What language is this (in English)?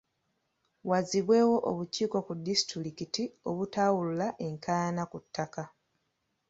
Ganda